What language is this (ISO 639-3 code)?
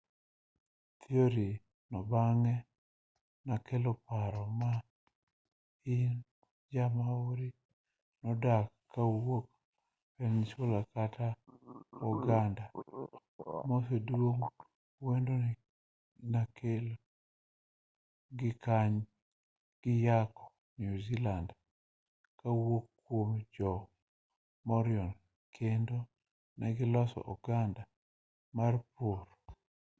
luo